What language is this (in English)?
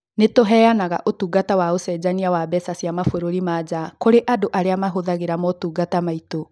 Kikuyu